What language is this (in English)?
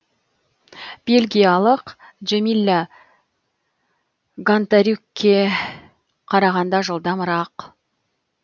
Kazakh